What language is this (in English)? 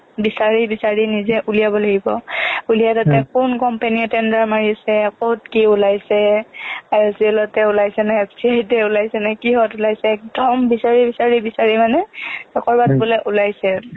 Assamese